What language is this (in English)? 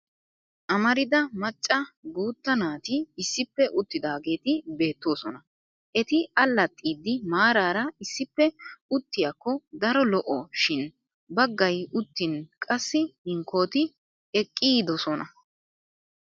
Wolaytta